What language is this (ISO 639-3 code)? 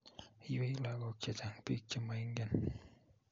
kln